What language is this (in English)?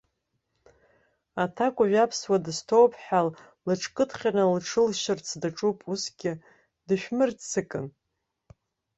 Abkhazian